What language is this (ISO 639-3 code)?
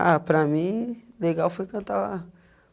por